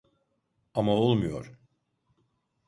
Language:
Turkish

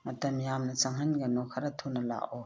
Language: Manipuri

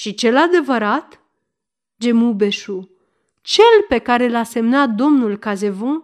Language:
Romanian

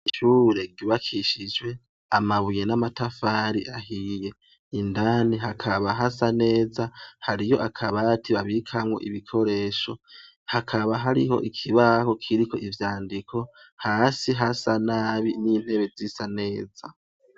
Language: Rundi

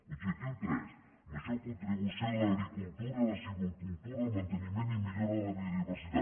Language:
Catalan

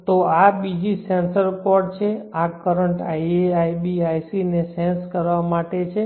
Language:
Gujarati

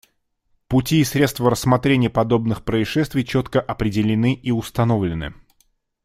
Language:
Russian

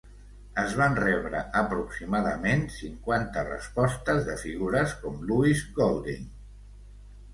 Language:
Catalan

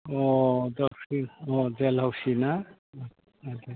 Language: Bodo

